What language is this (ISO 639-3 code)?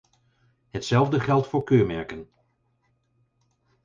nld